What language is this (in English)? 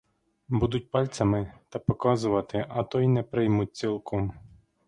Ukrainian